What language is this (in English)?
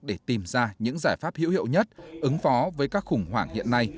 Vietnamese